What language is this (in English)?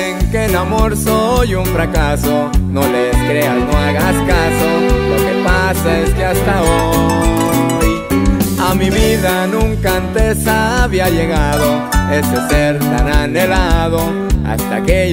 Spanish